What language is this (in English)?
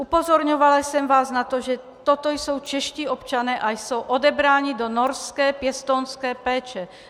Czech